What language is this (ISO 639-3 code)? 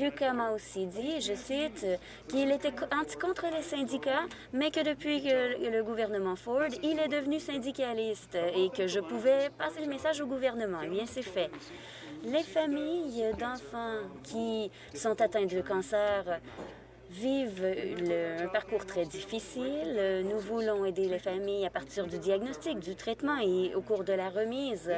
fra